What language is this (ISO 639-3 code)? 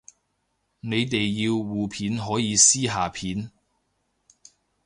yue